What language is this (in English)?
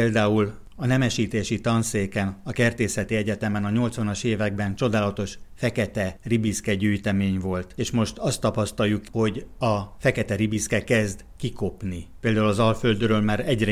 Hungarian